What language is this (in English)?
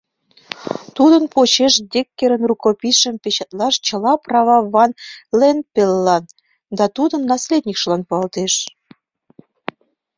Mari